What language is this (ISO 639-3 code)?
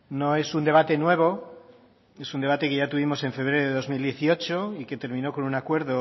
spa